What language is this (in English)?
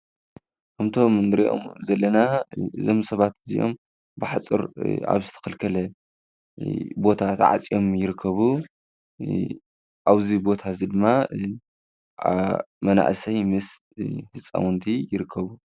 Tigrinya